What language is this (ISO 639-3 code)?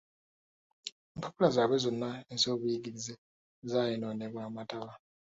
lug